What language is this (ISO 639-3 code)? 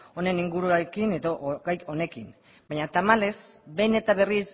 eus